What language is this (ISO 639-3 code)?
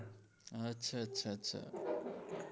guj